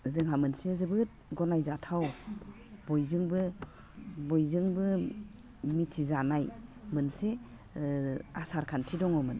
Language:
Bodo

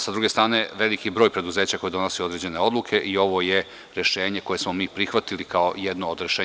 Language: Serbian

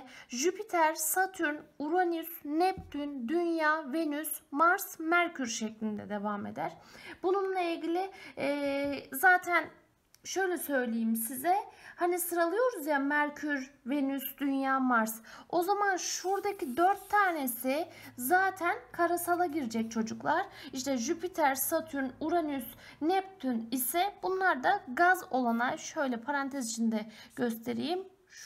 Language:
Turkish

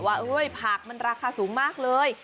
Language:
Thai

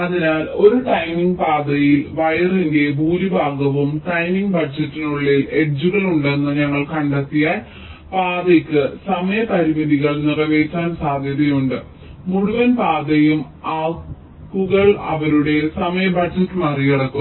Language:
Malayalam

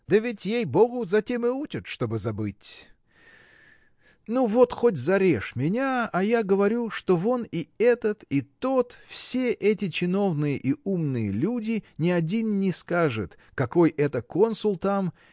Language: Russian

